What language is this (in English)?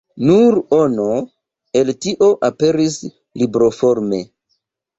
Esperanto